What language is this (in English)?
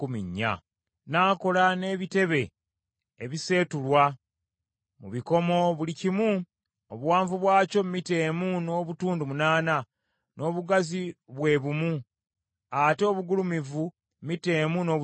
Ganda